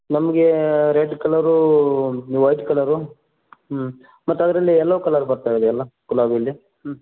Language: Kannada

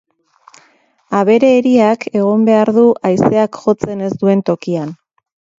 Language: Basque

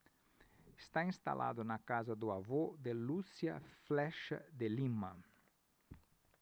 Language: Portuguese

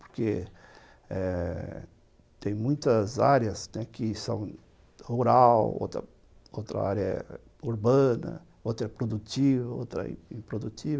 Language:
Portuguese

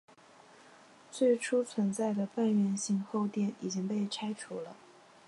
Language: Chinese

